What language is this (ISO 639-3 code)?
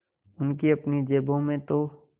hin